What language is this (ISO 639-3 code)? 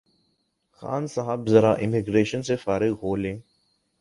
urd